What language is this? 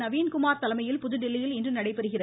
Tamil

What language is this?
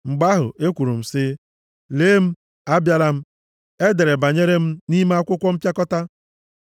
Igbo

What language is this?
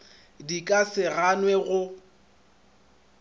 Northern Sotho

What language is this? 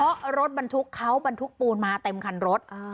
Thai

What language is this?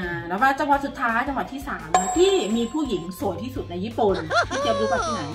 Thai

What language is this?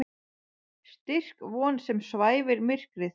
Icelandic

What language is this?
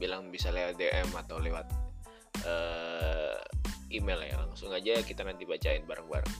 Indonesian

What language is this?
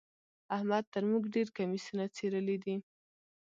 Pashto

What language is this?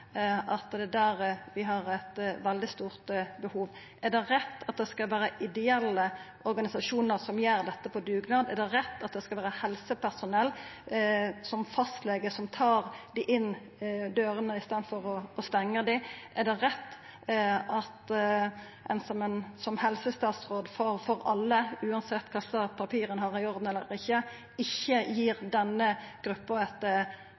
Norwegian Nynorsk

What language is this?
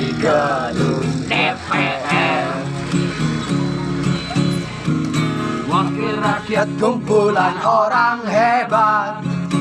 Indonesian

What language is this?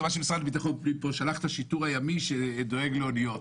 Hebrew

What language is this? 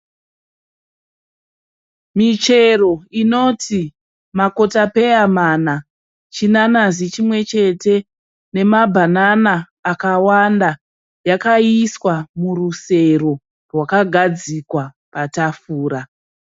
Shona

